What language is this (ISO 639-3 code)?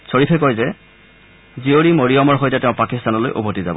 asm